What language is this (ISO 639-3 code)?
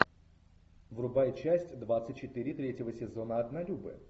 rus